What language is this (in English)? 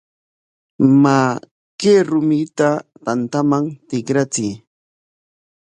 Corongo Ancash Quechua